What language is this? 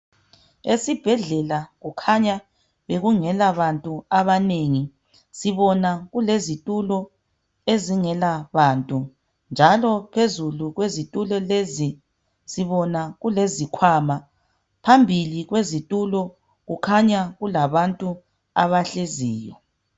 North Ndebele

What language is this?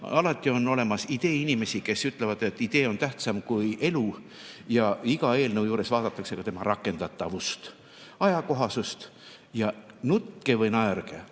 Estonian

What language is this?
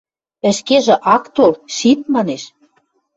Western Mari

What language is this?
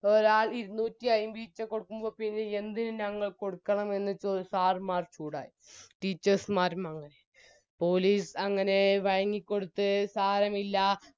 Malayalam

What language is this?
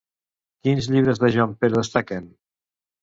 Catalan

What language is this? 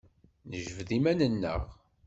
Kabyle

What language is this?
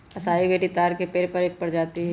Magahi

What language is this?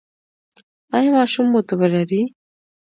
Pashto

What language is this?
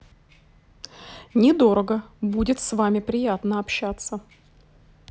Russian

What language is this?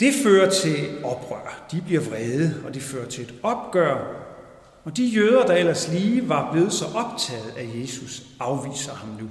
Danish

